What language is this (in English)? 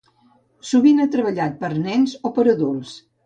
Catalan